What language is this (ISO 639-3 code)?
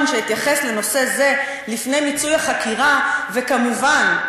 heb